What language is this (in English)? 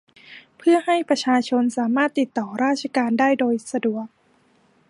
Thai